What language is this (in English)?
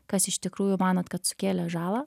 Lithuanian